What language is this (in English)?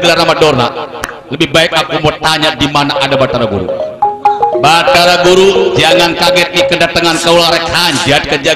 Indonesian